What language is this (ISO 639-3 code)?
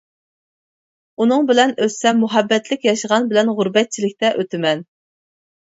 uig